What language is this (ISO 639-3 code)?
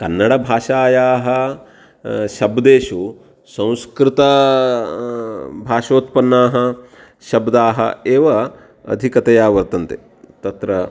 san